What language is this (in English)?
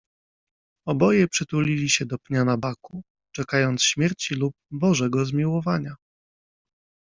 Polish